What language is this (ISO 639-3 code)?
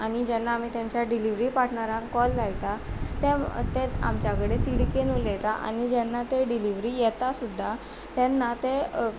kok